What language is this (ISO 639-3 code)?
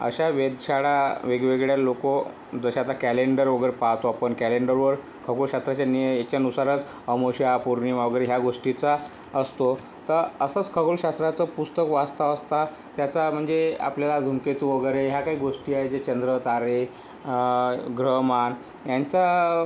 mar